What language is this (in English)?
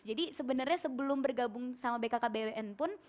Indonesian